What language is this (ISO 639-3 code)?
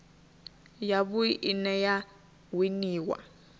ven